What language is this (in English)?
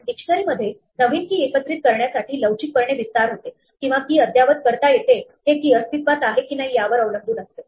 Marathi